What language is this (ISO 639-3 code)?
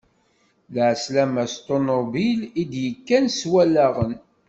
kab